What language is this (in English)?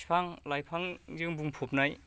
Bodo